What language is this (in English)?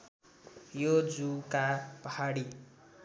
Nepali